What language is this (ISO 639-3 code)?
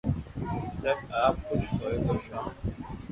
lrk